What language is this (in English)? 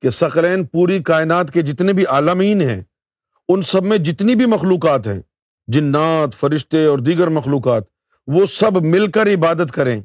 Urdu